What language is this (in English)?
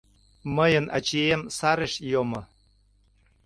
Mari